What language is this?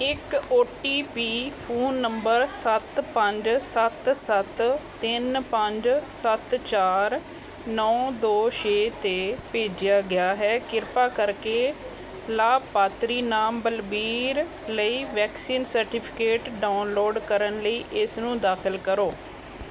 Punjabi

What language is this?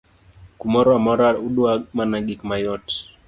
Luo (Kenya and Tanzania)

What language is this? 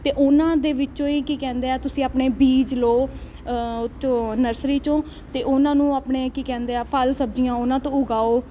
Punjabi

